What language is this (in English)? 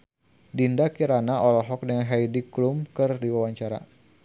Sundanese